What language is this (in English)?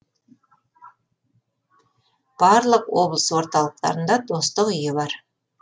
Kazakh